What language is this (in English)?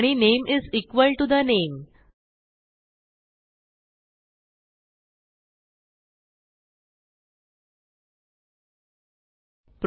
Marathi